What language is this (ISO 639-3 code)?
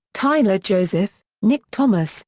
eng